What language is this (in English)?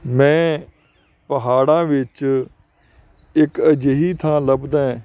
Punjabi